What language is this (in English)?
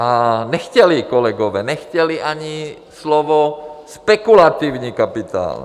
Czech